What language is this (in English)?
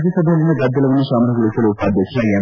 Kannada